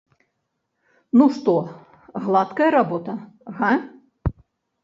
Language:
Belarusian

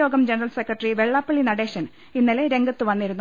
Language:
Malayalam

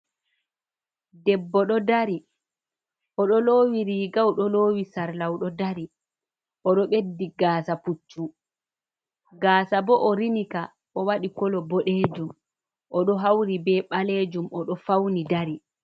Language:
Fula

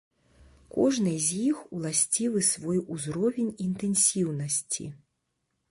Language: Belarusian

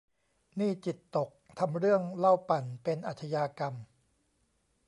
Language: Thai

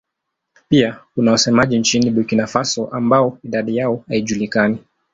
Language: Swahili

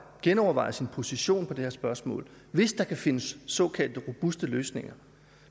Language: Danish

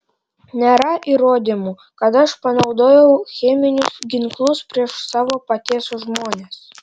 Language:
Lithuanian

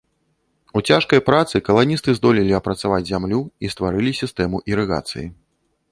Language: Belarusian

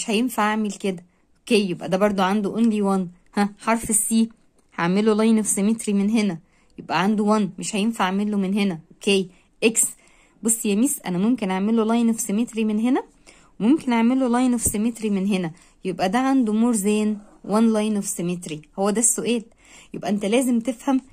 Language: Arabic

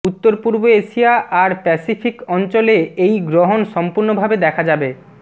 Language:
Bangla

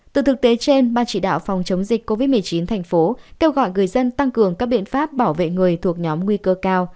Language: Vietnamese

